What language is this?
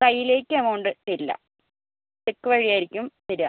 Malayalam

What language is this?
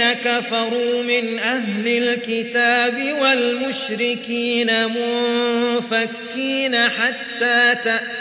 Arabic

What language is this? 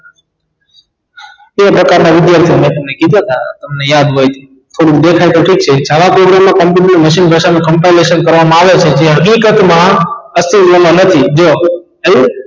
Gujarati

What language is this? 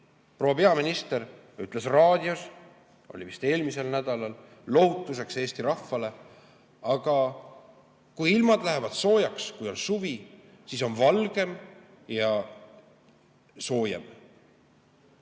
Estonian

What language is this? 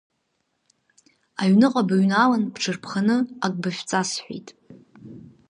Abkhazian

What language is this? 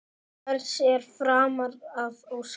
Icelandic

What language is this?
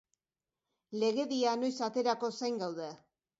Basque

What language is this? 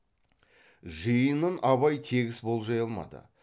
Kazakh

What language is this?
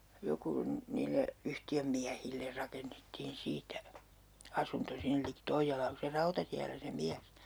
Finnish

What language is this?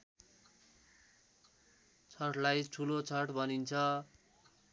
Nepali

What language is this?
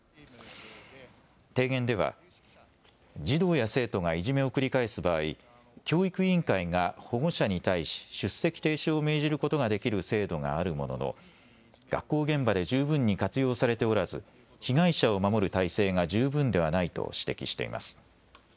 Japanese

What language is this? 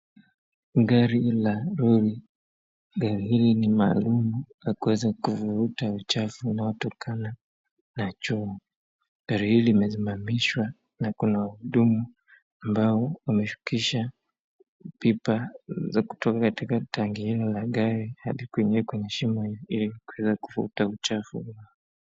Swahili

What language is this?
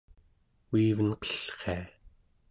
Central Yupik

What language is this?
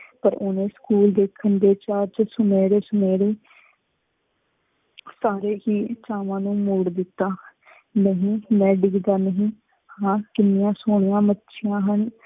Punjabi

